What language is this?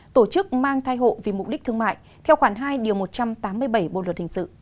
Vietnamese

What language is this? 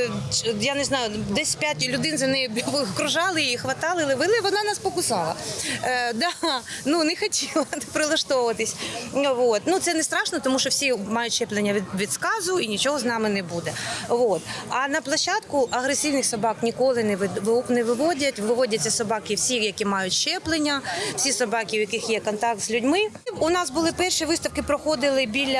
Ukrainian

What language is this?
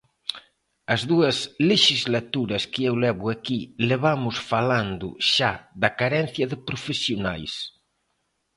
Galician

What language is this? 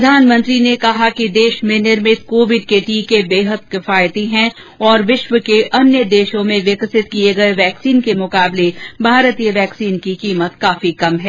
Hindi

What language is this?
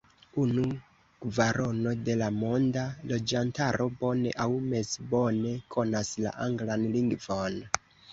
Esperanto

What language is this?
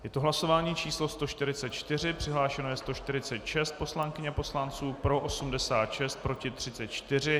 Czech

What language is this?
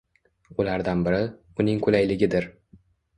Uzbek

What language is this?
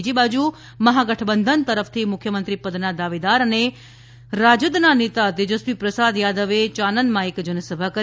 Gujarati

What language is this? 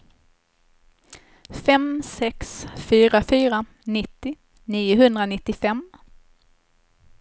Swedish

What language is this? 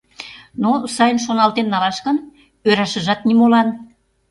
Mari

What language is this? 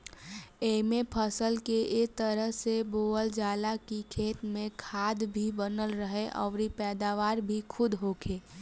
Bhojpuri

